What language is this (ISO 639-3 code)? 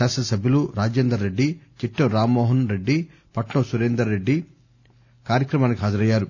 tel